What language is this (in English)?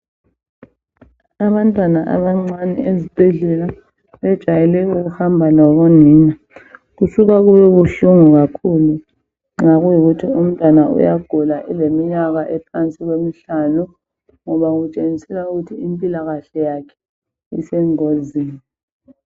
North Ndebele